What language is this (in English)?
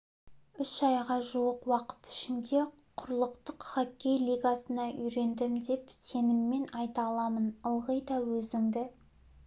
Kazakh